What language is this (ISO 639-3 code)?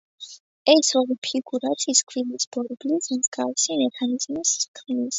kat